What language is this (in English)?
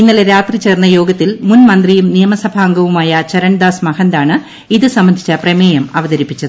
Malayalam